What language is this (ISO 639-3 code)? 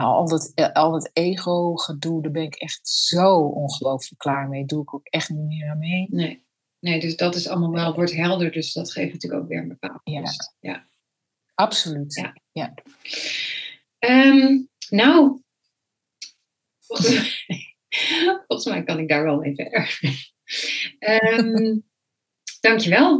nld